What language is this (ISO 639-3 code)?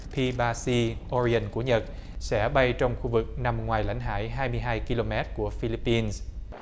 vie